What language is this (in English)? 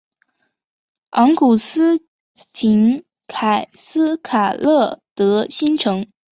Chinese